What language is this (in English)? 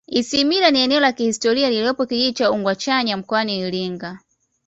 Swahili